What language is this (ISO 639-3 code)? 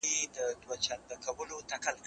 pus